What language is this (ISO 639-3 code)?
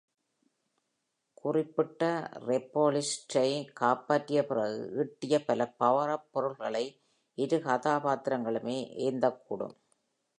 tam